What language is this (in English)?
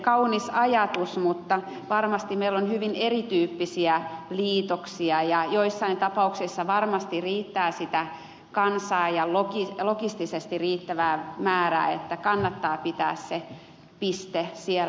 Finnish